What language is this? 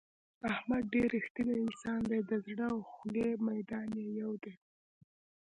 Pashto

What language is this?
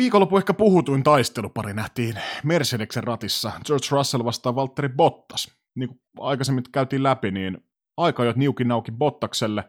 Finnish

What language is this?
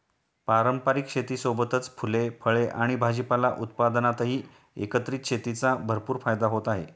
Marathi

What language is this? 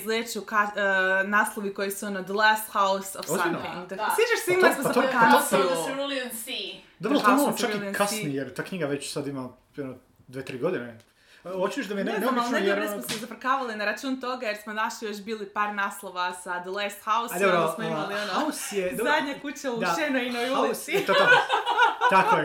Croatian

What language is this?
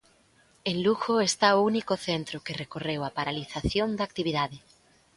Galician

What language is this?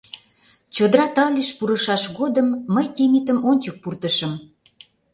Mari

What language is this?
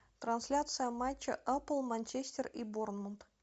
Russian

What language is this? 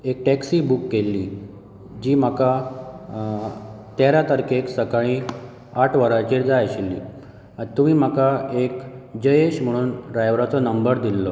Konkani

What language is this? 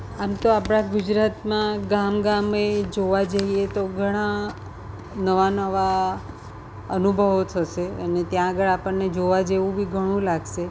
Gujarati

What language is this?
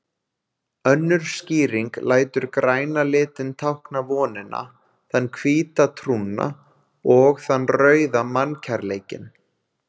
Icelandic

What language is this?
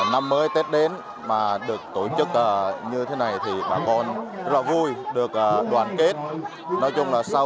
Vietnamese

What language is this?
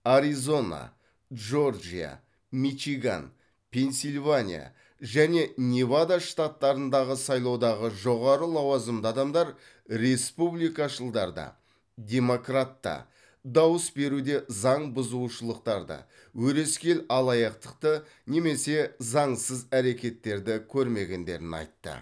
Kazakh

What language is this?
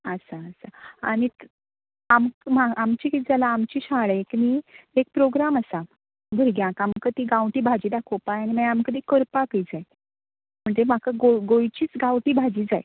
Konkani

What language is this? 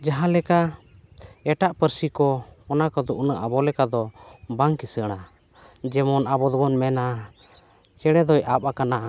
Santali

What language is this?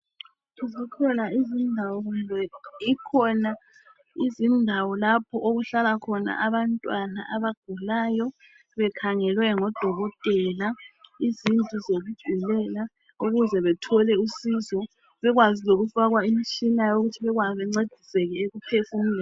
North Ndebele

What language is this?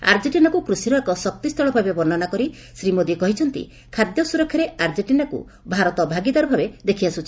Odia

